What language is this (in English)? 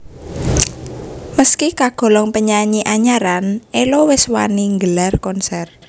Javanese